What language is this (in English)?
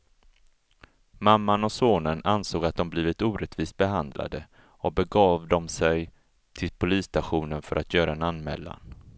Swedish